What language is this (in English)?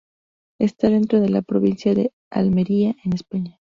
Spanish